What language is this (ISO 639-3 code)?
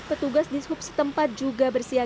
ind